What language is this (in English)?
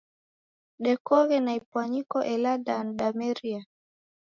Taita